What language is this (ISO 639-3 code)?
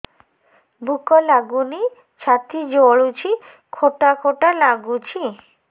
ori